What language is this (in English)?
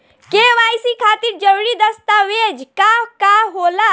Bhojpuri